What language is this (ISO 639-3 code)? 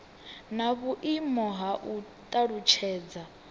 ven